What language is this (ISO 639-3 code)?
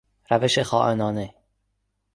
fas